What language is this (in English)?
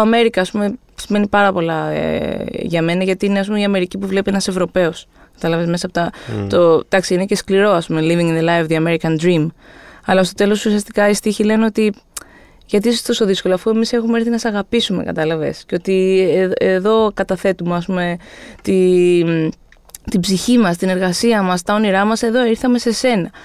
Greek